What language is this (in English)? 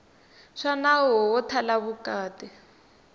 Tsonga